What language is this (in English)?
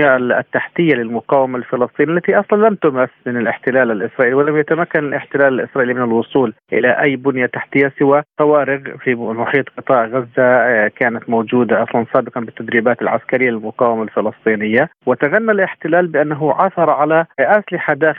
Arabic